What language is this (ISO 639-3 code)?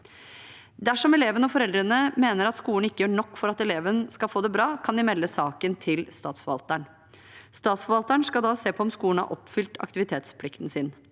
nor